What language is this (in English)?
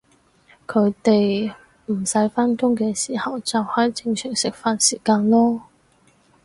Cantonese